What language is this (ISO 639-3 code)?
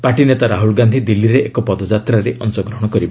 ori